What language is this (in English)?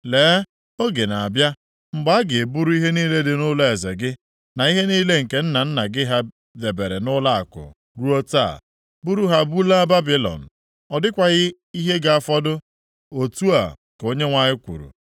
Igbo